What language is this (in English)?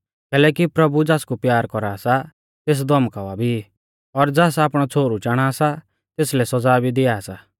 Mahasu Pahari